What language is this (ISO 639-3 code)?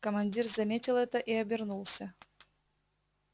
rus